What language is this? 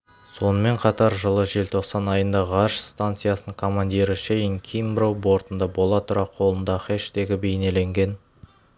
Kazakh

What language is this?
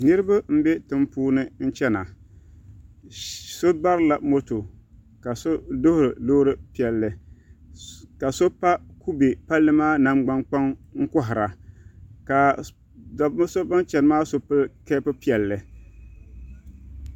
Dagbani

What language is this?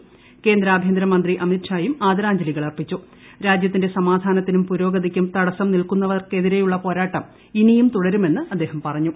Malayalam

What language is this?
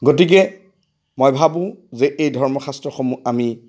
Assamese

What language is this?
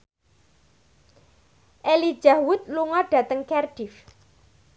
Javanese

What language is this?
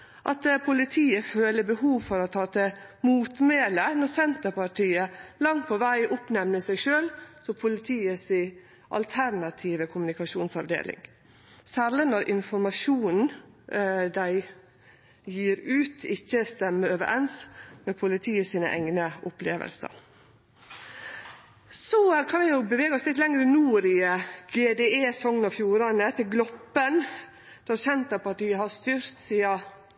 Norwegian Nynorsk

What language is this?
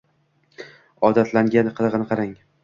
Uzbek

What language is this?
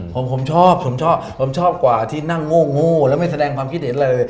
Thai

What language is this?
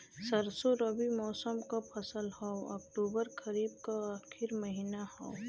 Bhojpuri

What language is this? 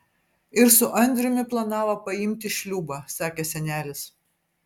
Lithuanian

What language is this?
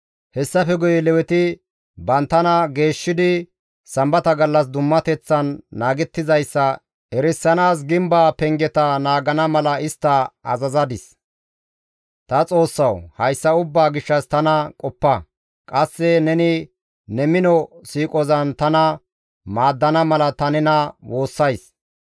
Gamo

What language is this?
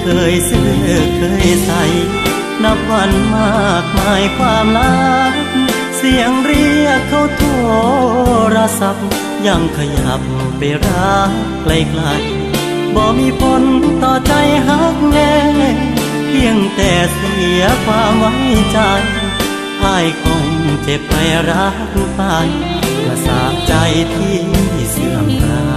Thai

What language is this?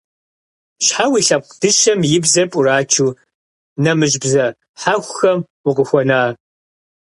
Kabardian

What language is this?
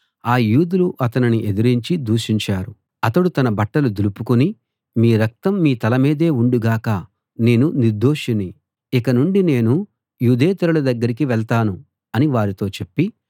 Telugu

